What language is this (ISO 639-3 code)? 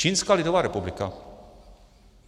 ces